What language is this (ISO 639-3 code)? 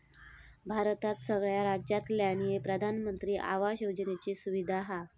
mar